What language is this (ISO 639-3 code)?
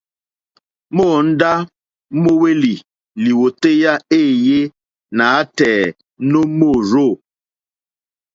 bri